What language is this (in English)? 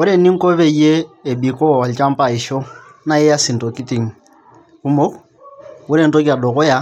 Masai